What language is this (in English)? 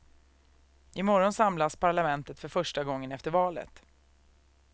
Swedish